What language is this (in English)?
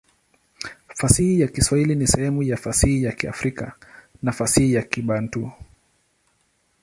Swahili